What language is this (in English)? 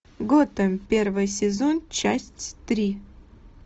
Russian